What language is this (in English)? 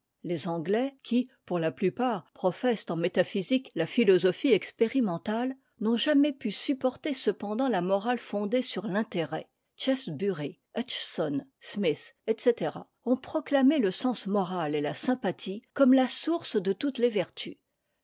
French